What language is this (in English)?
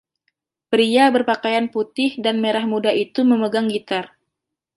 Indonesian